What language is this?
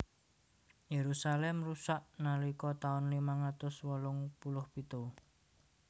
Javanese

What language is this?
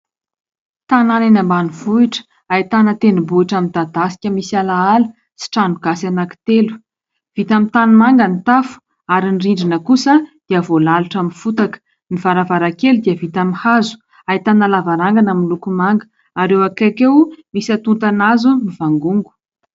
Malagasy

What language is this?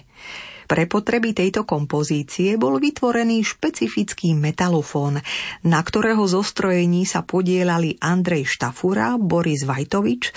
Slovak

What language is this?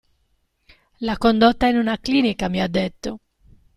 Italian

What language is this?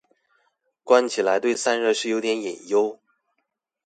Chinese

